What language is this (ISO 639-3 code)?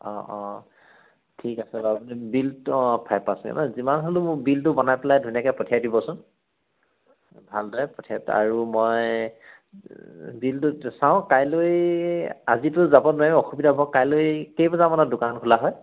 asm